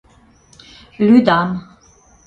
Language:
Mari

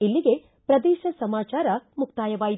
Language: Kannada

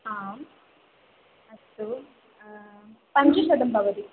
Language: Sanskrit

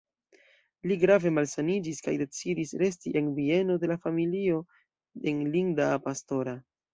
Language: Esperanto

